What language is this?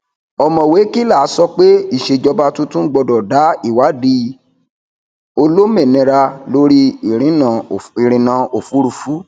Yoruba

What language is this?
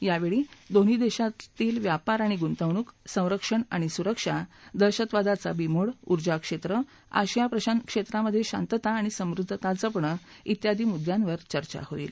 Marathi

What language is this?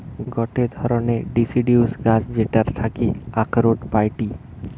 Bangla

